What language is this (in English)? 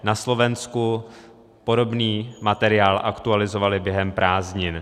Czech